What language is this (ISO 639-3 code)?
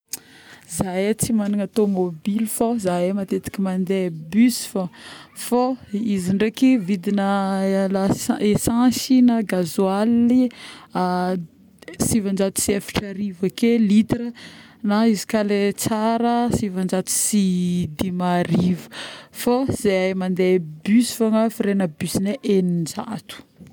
bmm